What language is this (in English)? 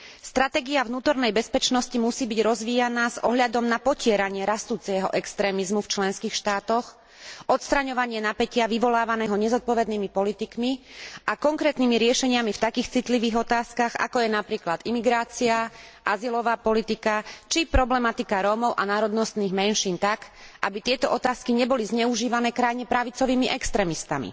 Slovak